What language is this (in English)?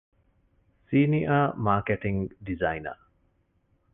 Divehi